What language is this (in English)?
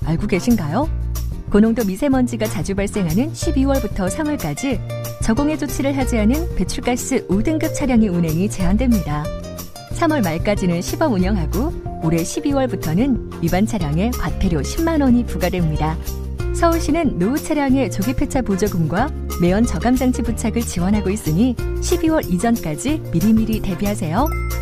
Korean